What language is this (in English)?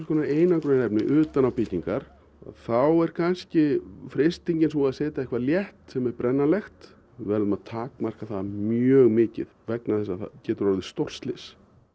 Icelandic